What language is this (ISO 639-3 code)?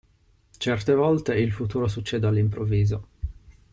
ita